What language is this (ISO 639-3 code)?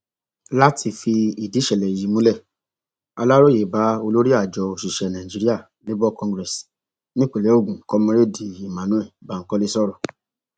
yor